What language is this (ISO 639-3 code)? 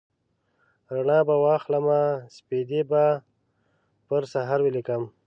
pus